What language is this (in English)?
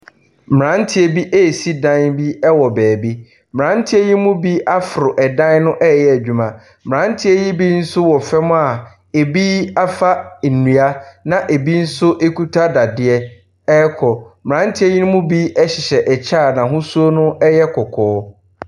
Akan